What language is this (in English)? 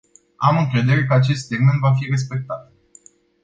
Romanian